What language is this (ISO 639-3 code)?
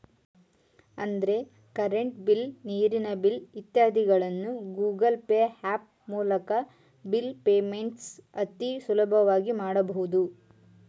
kan